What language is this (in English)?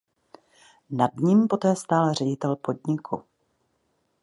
Czech